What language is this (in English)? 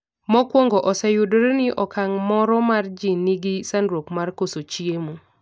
Luo (Kenya and Tanzania)